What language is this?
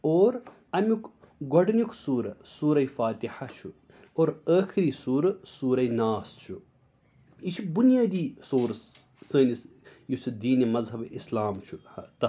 Kashmiri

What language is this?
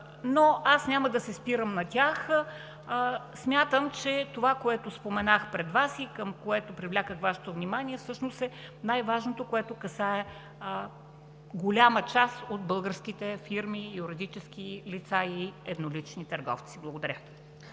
Bulgarian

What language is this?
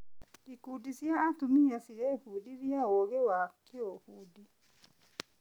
Kikuyu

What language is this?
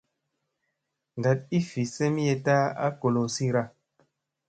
Musey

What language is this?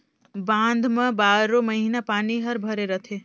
Chhattisgarhi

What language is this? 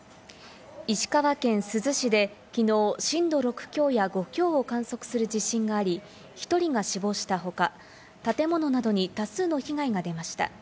Japanese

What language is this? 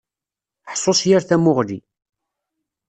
Kabyle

